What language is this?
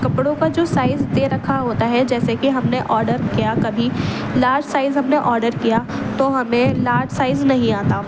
Urdu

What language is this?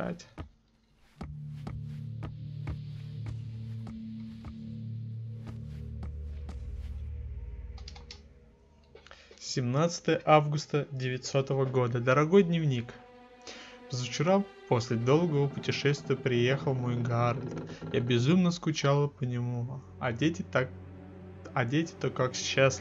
Russian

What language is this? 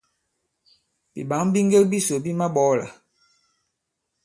Bankon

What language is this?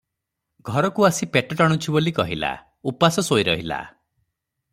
Odia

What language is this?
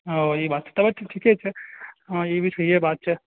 Maithili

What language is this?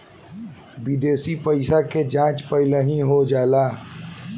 Bhojpuri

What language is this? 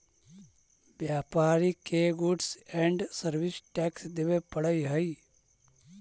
Magahi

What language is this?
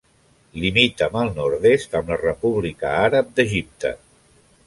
Catalan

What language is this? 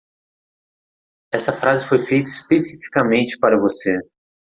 Portuguese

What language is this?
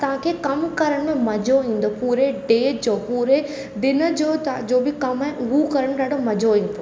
Sindhi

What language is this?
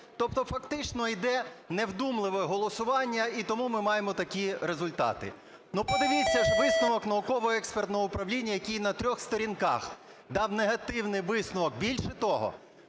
Ukrainian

